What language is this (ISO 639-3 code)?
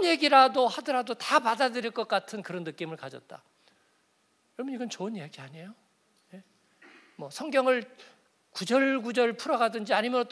kor